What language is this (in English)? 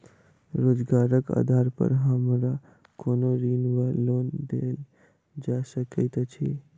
Maithili